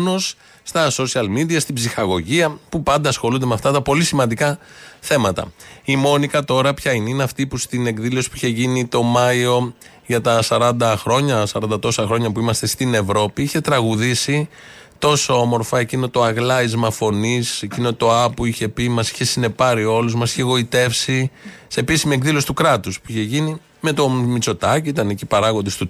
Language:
Greek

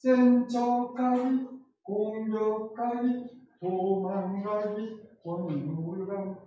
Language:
Korean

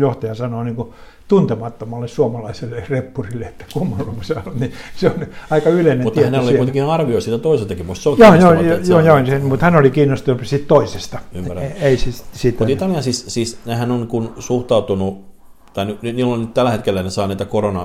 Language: Finnish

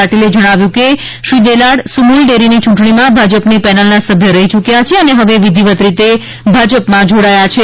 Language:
Gujarati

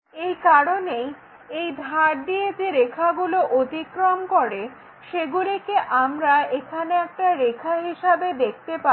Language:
Bangla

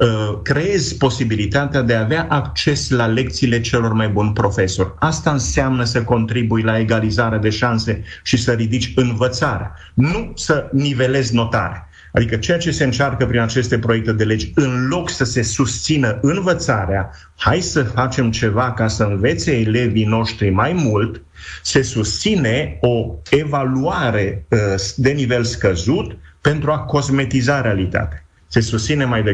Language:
Romanian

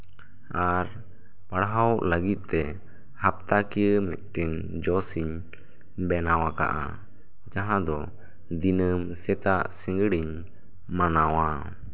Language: Santali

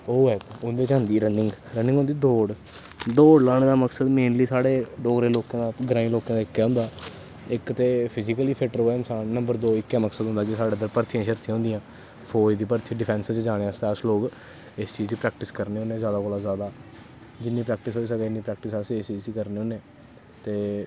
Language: Dogri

